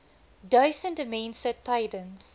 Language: Afrikaans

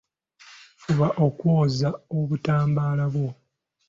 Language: Ganda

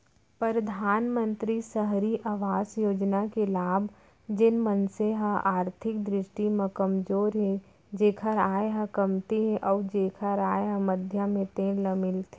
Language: Chhattisgarhi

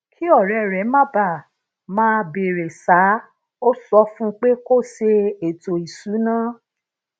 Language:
Yoruba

